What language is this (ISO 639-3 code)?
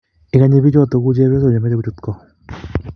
kln